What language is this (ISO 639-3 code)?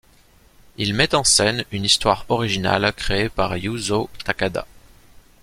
fra